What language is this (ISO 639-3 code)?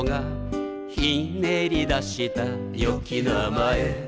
jpn